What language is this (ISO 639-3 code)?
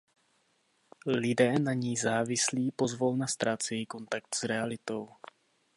ces